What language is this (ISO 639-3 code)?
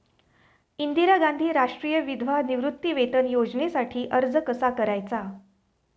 mar